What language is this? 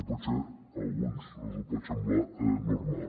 Catalan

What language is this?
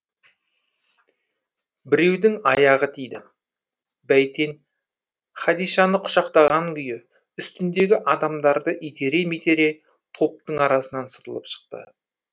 Kazakh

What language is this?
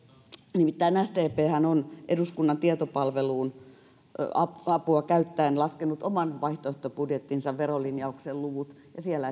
Finnish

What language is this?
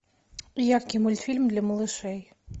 Russian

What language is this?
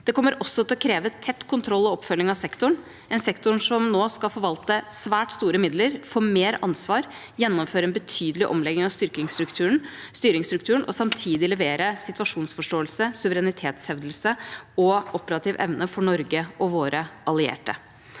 Norwegian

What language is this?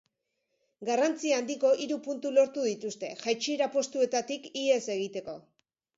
Basque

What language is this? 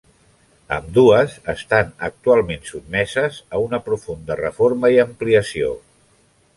Catalan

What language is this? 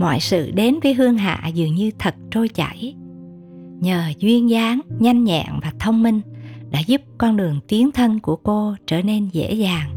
Vietnamese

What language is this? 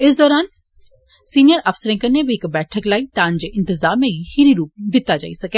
Dogri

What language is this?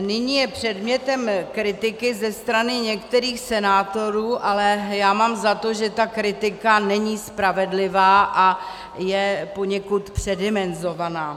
Czech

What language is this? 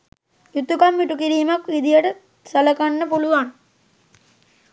Sinhala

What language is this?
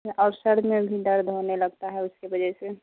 Urdu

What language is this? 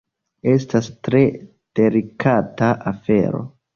Esperanto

